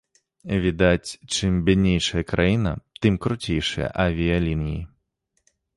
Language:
Belarusian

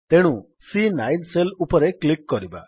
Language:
Odia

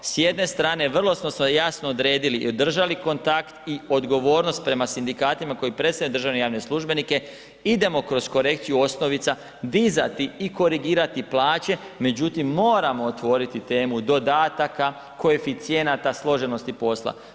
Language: Croatian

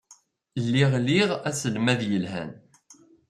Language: Kabyle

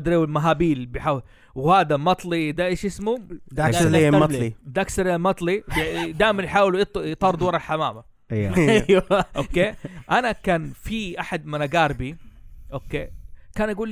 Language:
Arabic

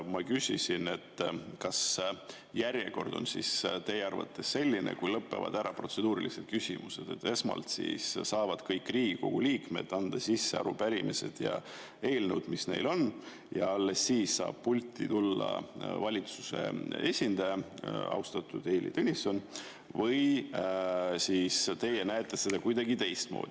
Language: Estonian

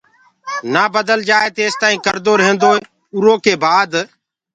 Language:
Gurgula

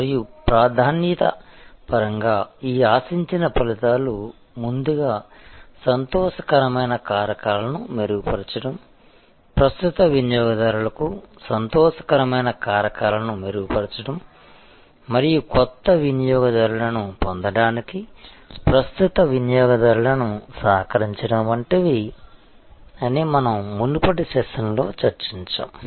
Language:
Telugu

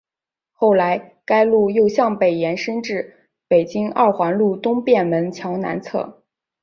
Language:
Chinese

